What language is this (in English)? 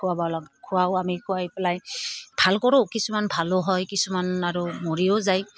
Assamese